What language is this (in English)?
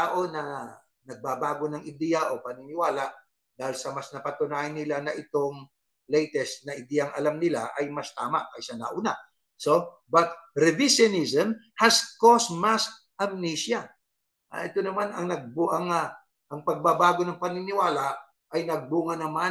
Filipino